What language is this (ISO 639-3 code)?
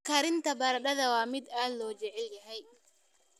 som